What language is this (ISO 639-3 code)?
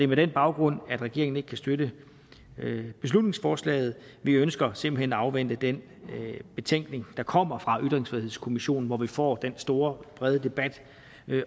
dan